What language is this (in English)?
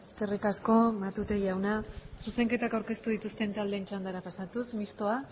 Basque